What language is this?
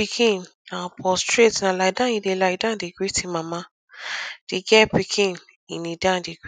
Nigerian Pidgin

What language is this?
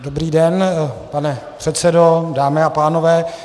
Czech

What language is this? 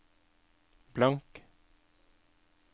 Norwegian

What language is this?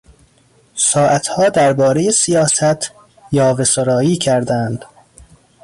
Persian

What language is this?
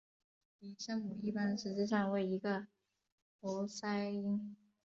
Chinese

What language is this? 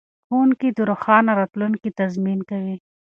Pashto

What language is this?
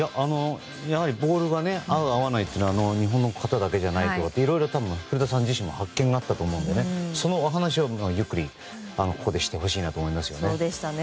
Japanese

